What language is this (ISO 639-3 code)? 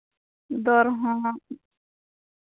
sat